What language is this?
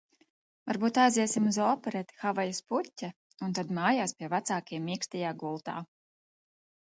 Latvian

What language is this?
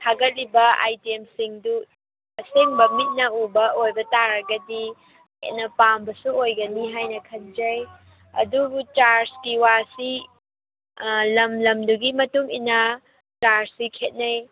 Manipuri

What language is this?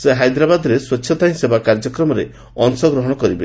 Odia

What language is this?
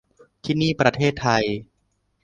Thai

